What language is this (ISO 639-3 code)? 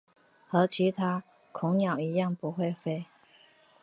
zho